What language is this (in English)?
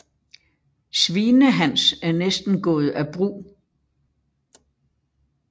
Danish